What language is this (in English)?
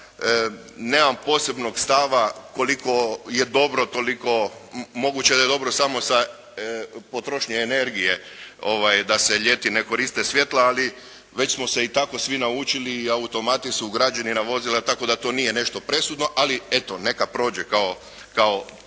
Croatian